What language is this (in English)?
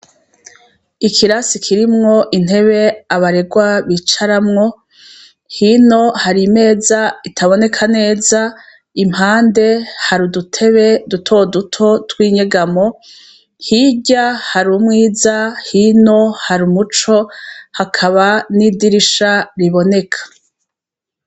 Rundi